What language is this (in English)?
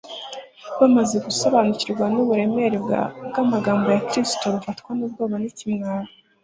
Kinyarwanda